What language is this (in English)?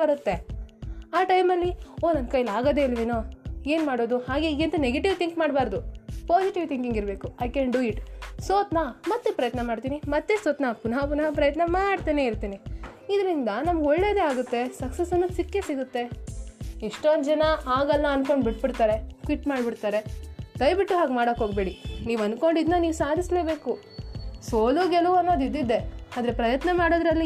Kannada